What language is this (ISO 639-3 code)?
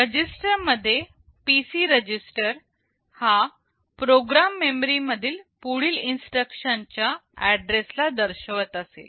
mar